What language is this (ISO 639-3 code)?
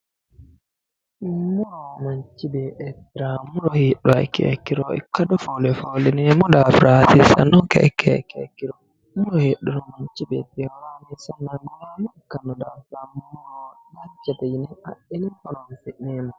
sid